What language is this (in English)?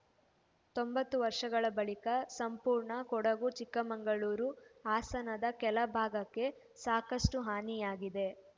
Kannada